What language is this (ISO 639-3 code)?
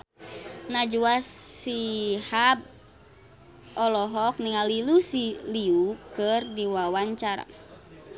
sun